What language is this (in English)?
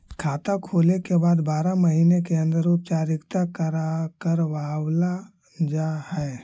Magahi